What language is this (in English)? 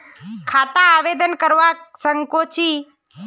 Magahi